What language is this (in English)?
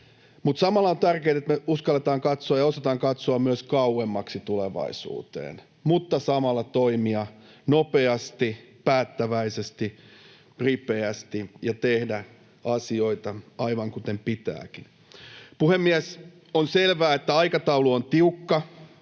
Finnish